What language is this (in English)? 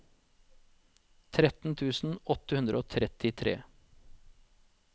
Norwegian